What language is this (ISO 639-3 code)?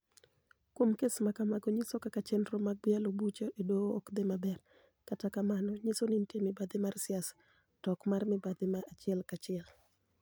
luo